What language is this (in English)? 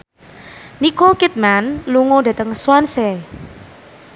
Javanese